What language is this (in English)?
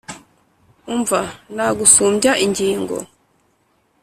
Kinyarwanda